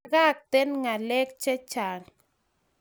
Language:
Kalenjin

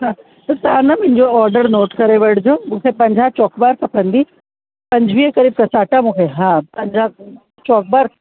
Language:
Sindhi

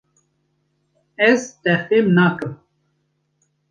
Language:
Kurdish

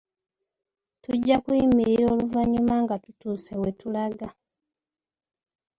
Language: Ganda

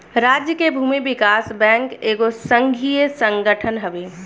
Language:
Bhojpuri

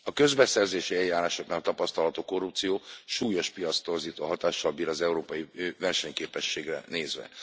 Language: Hungarian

